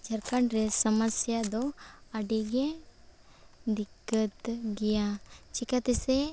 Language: Santali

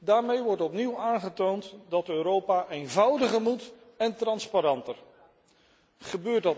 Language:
Dutch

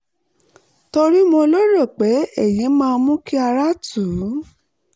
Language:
Yoruba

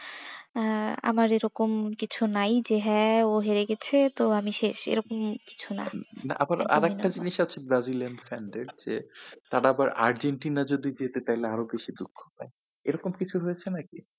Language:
Bangla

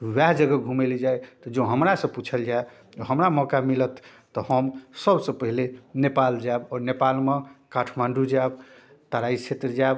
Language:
Maithili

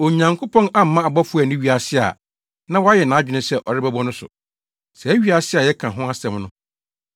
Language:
Akan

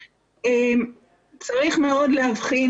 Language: Hebrew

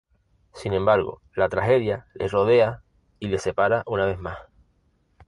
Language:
Spanish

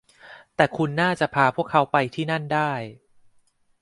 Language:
Thai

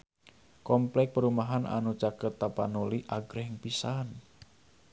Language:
Sundanese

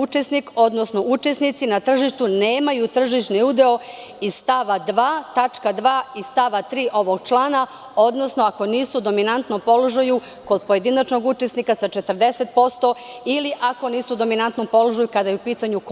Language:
Serbian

